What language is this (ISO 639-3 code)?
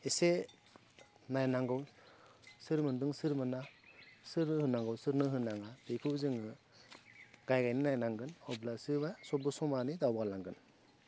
brx